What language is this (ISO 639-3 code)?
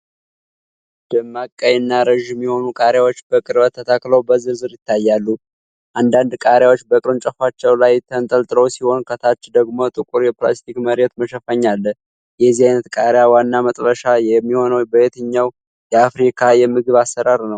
amh